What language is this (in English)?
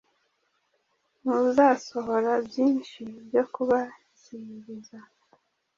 Kinyarwanda